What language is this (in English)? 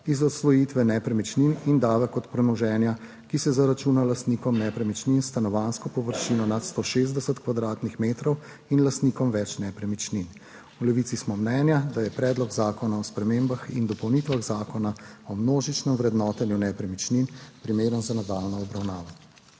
Slovenian